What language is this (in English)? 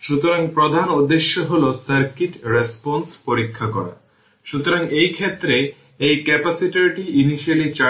Bangla